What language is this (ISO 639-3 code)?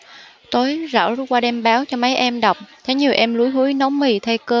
vie